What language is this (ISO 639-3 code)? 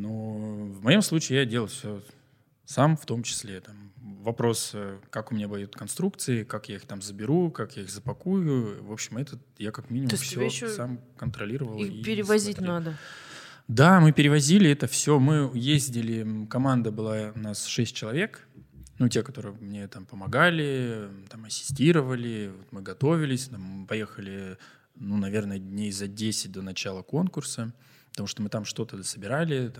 rus